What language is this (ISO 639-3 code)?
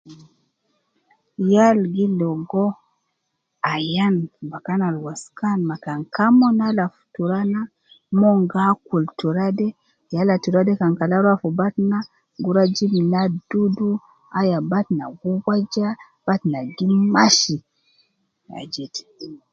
kcn